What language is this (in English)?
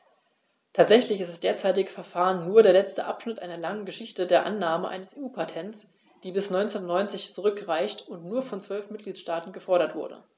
German